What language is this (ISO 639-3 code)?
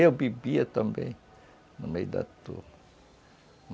por